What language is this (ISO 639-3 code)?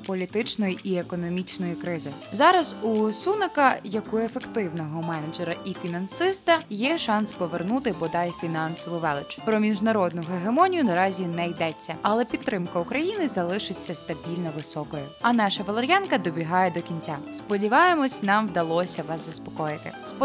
ukr